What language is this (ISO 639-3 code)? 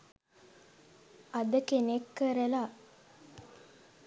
sin